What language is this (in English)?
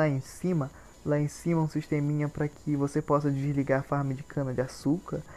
Portuguese